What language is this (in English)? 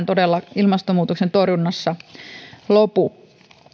Finnish